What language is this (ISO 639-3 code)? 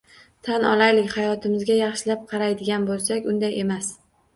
uzb